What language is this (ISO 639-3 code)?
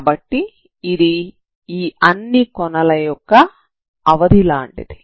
tel